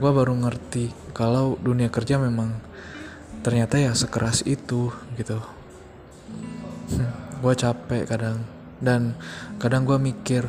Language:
Indonesian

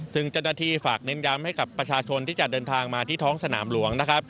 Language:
Thai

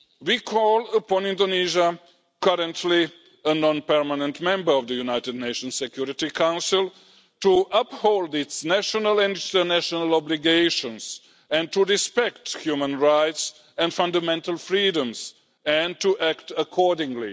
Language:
English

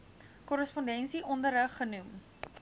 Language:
Afrikaans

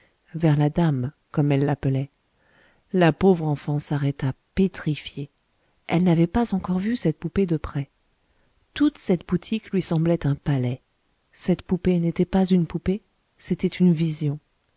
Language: French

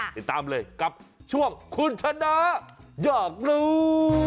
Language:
Thai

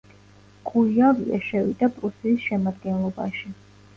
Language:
Georgian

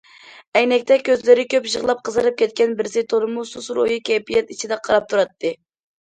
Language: Uyghur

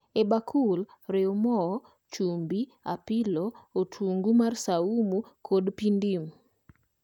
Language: Luo (Kenya and Tanzania)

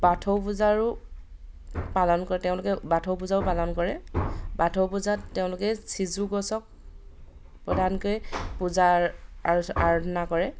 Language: Assamese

